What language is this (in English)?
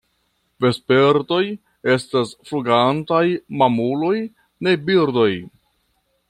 Esperanto